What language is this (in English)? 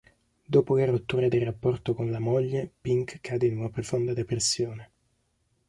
Italian